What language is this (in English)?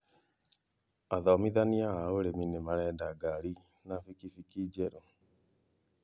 Kikuyu